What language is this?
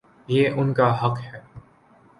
Urdu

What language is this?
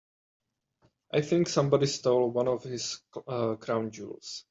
English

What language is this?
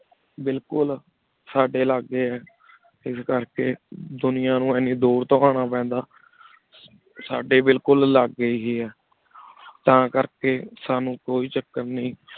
Punjabi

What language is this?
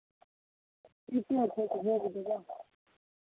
Maithili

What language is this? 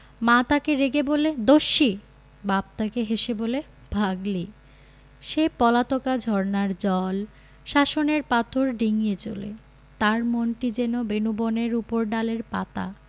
Bangla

